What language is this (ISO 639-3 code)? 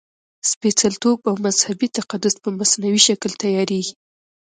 pus